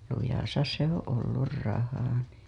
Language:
Finnish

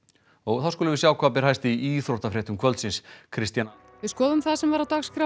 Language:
Icelandic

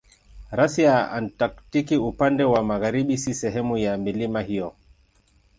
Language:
Swahili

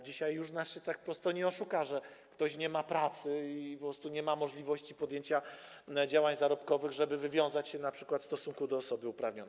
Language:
Polish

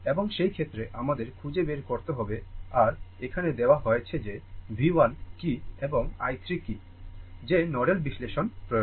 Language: Bangla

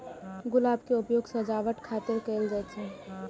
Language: Maithili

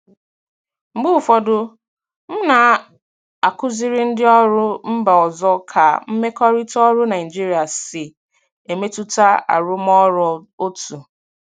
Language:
Igbo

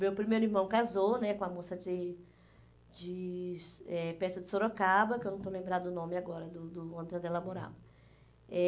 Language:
Portuguese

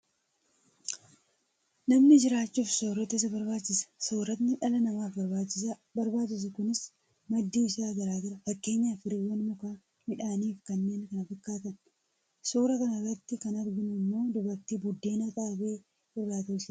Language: Oromo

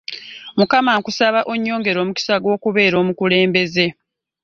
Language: Ganda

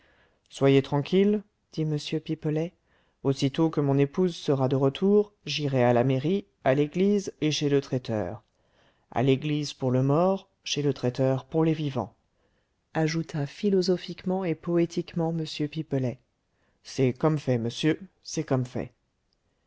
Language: French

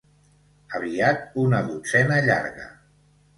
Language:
Catalan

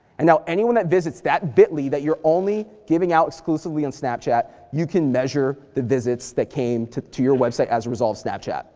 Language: English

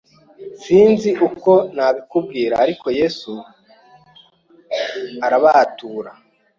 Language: Kinyarwanda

